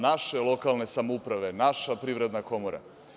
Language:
Serbian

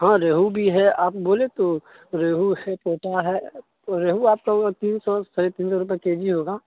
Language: Urdu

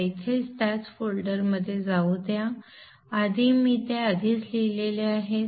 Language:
Marathi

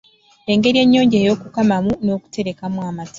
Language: Ganda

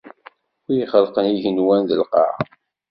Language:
Kabyle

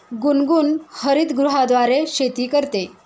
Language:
Marathi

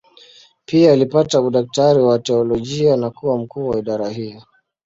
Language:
Swahili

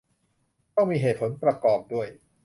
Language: Thai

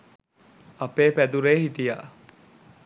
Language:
Sinhala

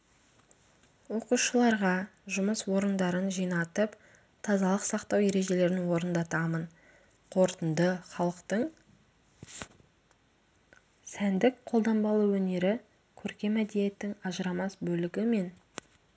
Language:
Kazakh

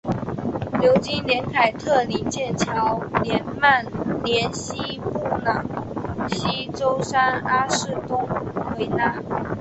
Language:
Chinese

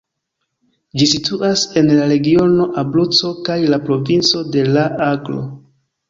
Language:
Esperanto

